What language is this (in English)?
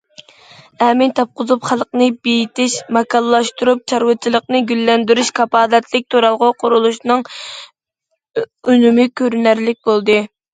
Uyghur